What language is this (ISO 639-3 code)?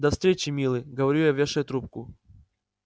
rus